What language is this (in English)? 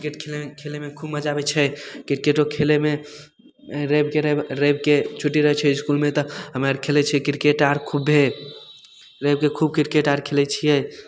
Maithili